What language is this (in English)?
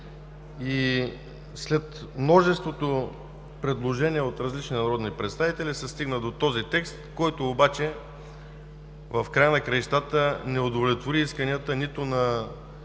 Bulgarian